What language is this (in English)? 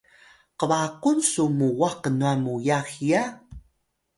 Atayal